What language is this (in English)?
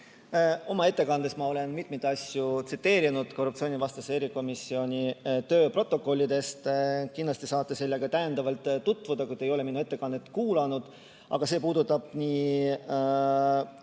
Estonian